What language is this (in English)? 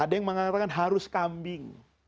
Indonesian